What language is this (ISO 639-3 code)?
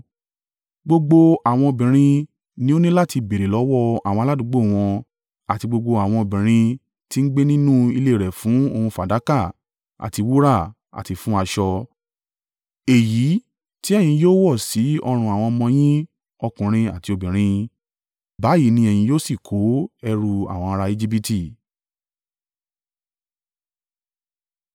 yor